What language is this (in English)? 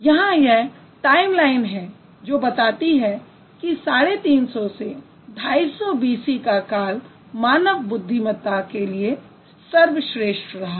Hindi